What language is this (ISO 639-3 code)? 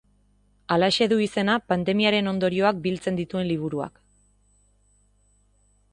eus